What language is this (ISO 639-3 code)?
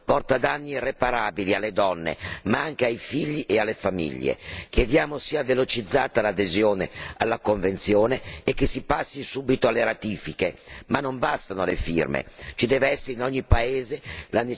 ita